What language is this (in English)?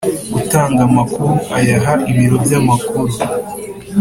Kinyarwanda